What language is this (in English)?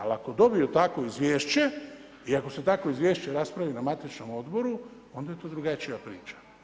Croatian